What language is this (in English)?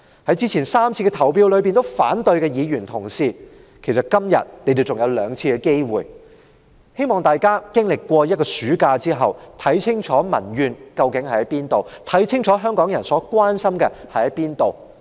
Cantonese